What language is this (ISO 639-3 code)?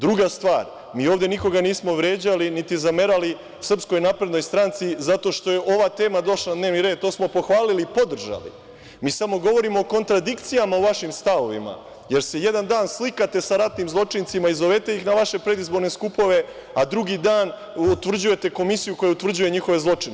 srp